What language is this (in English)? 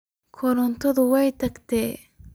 Somali